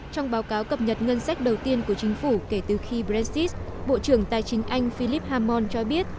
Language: Vietnamese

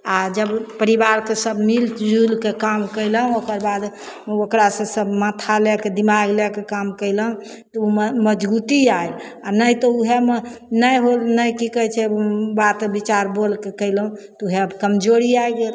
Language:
Maithili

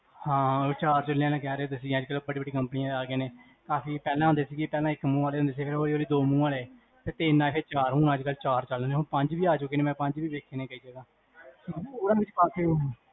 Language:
Punjabi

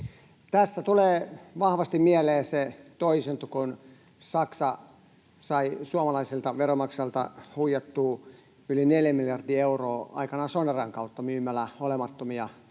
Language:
Finnish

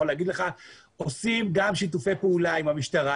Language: Hebrew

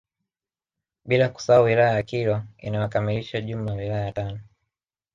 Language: Swahili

